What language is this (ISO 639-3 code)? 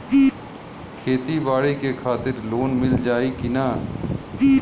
bho